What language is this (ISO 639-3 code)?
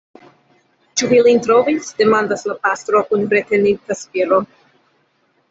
epo